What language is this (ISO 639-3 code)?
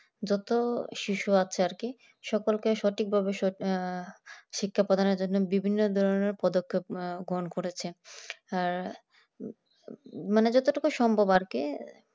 ben